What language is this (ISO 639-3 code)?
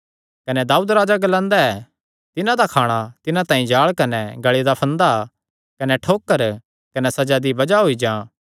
xnr